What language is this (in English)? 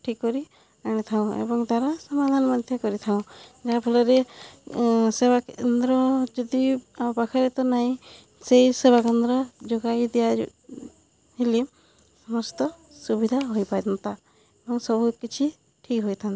Odia